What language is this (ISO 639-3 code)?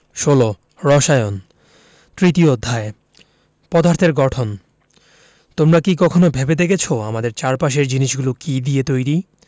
ben